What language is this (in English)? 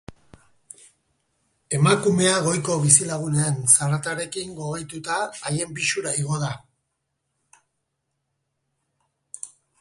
Basque